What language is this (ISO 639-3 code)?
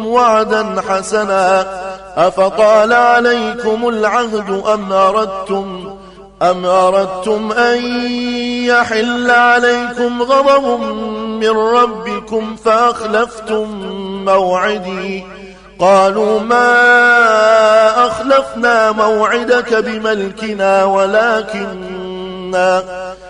ara